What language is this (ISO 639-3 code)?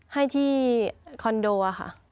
tha